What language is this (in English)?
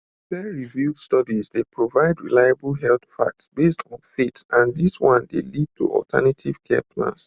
Nigerian Pidgin